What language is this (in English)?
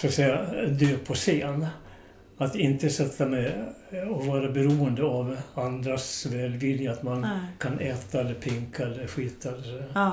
Swedish